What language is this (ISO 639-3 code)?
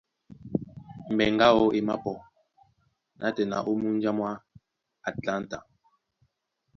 dua